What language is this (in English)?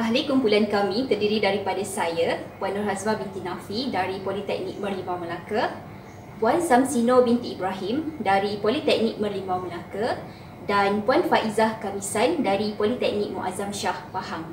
Malay